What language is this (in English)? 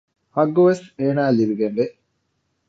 Divehi